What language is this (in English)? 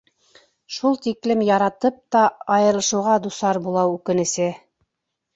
Bashkir